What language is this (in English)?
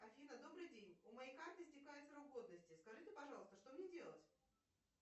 Russian